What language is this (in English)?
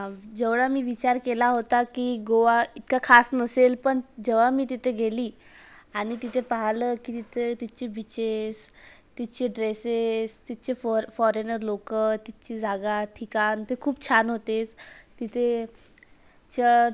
Marathi